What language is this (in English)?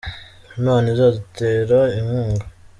Kinyarwanda